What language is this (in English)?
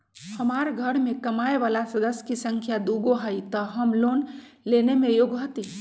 Magahi